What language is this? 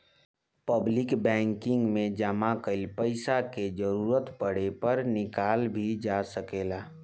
Bhojpuri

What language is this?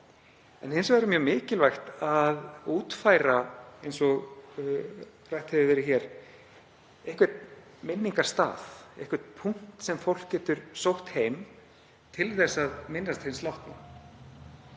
Icelandic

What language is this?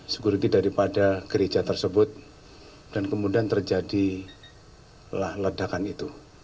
Indonesian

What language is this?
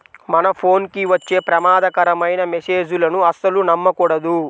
Telugu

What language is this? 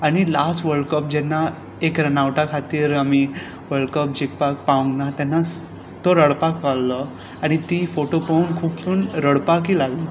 Konkani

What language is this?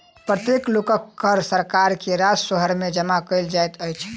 Maithili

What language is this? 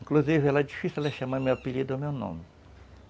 Portuguese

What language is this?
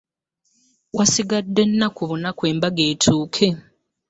Ganda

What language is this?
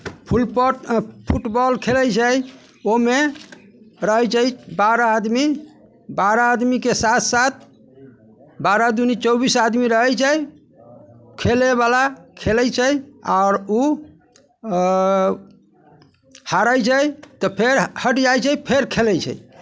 Maithili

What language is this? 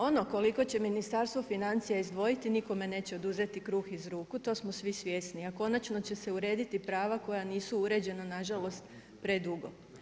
Croatian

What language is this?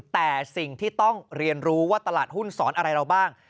Thai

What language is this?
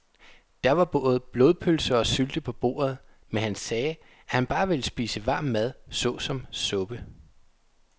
Danish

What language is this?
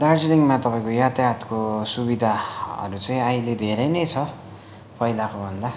Nepali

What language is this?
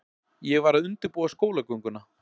Icelandic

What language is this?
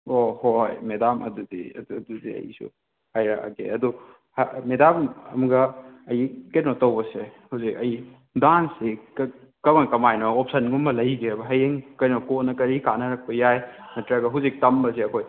Manipuri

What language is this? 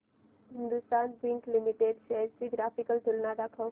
Marathi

